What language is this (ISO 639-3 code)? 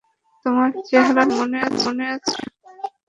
ben